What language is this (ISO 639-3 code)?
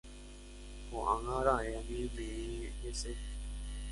grn